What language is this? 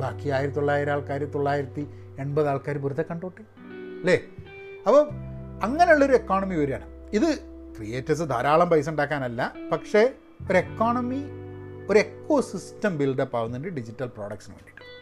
Malayalam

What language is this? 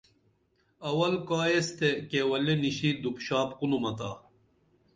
Dameli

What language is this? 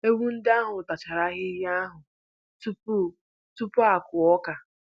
Igbo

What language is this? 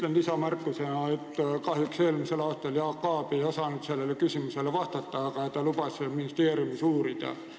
Estonian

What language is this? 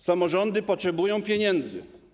Polish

